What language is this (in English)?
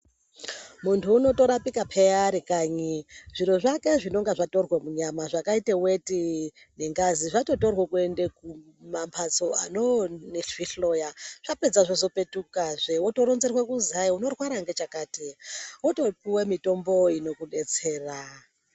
Ndau